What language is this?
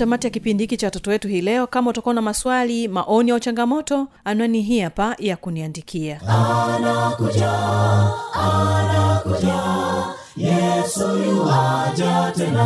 Swahili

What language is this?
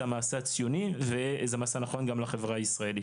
Hebrew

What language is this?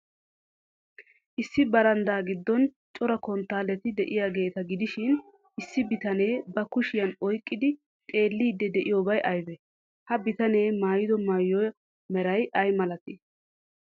Wolaytta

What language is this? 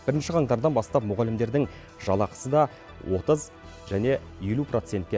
Kazakh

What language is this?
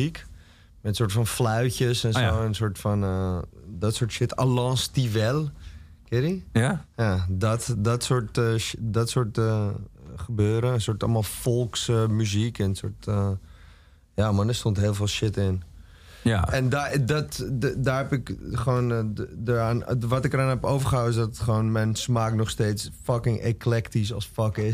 Dutch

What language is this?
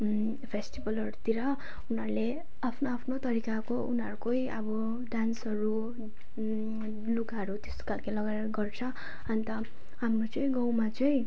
Nepali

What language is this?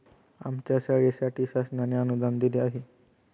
Marathi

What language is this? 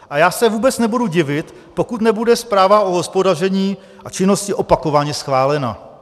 Czech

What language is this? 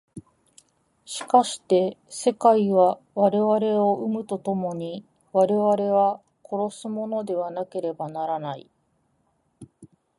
Japanese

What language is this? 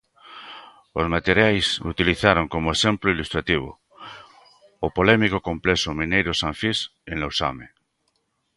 Galician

